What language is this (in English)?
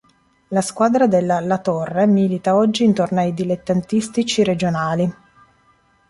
Italian